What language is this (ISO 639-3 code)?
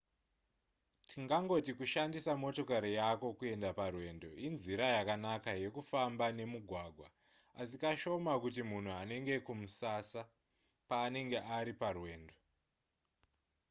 sna